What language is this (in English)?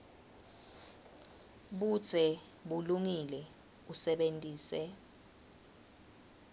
Swati